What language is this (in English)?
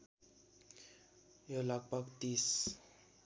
Nepali